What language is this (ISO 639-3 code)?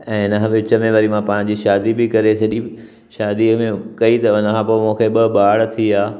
snd